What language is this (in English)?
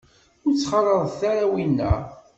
Kabyle